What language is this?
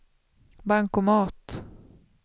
Swedish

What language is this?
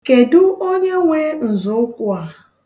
Igbo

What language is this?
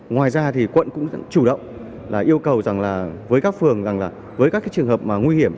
Vietnamese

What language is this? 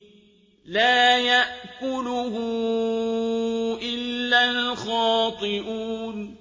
Arabic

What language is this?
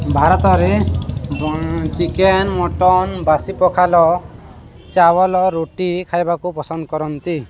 Odia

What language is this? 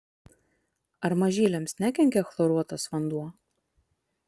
Lithuanian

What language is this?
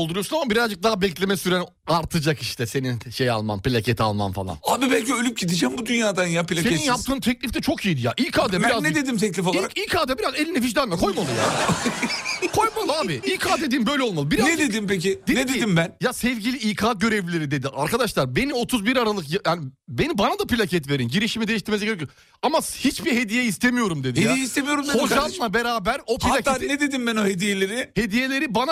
Turkish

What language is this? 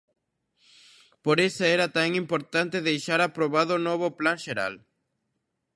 Galician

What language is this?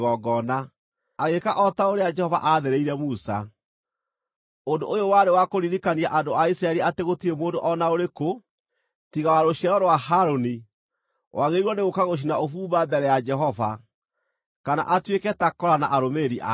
Kikuyu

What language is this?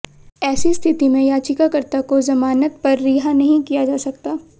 Hindi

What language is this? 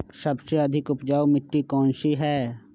Magahi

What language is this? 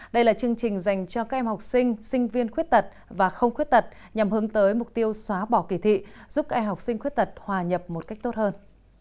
Vietnamese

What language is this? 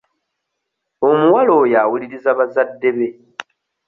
Ganda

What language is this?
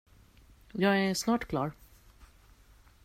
Swedish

